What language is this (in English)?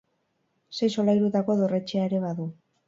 Basque